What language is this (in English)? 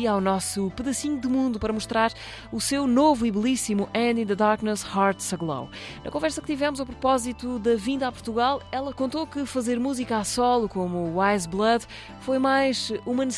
Portuguese